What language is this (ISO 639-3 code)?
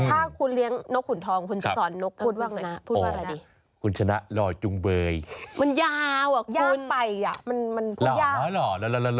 tha